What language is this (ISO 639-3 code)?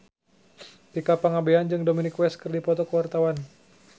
sun